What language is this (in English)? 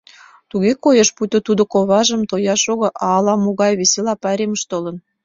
Mari